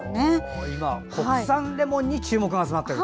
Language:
Japanese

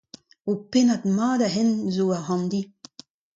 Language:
Breton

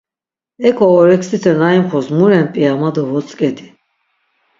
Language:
Laz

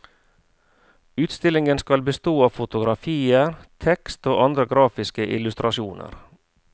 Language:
Norwegian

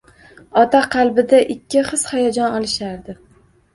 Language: Uzbek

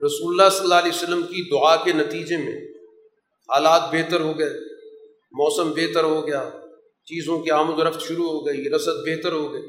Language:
Urdu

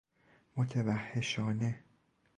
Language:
Persian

